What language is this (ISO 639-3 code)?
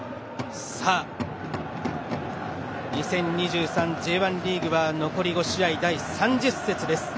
jpn